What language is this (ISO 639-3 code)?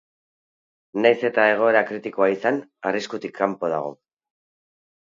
eus